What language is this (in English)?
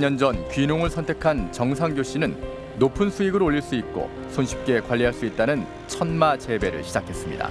Korean